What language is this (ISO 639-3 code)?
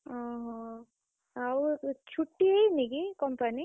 ori